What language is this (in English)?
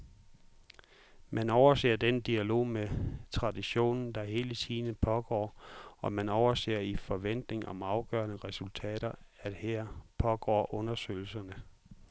Danish